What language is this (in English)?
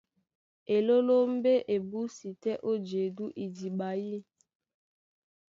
Duala